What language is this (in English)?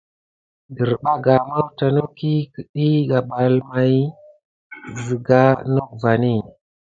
Gidar